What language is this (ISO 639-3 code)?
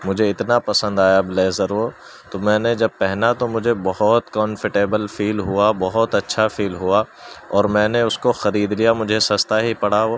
urd